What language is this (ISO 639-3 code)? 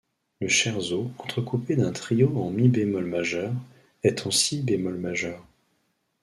fra